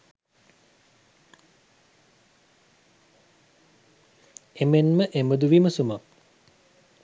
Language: Sinhala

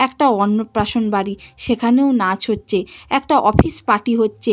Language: Bangla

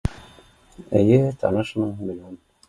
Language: Bashkir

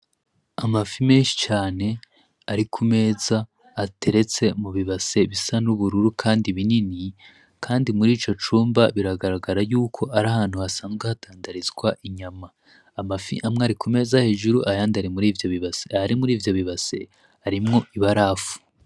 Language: Rundi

